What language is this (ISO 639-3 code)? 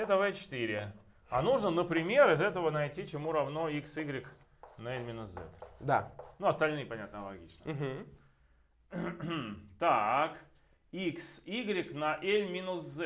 rus